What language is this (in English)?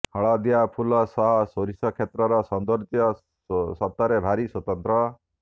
Odia